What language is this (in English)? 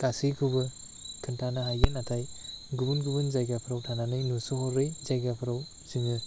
Bodo